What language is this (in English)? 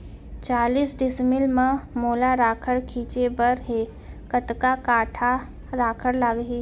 Chhattisgarhi